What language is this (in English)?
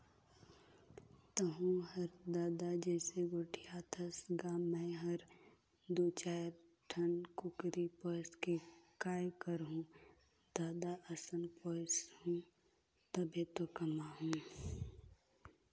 Chhattisgarhi